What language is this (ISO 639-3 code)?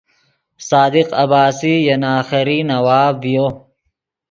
ydg